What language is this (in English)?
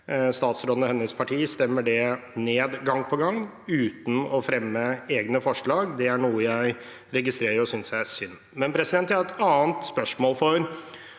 Norwegian